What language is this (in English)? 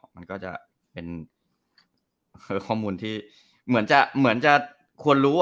Thai